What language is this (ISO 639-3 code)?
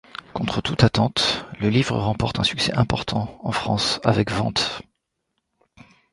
fra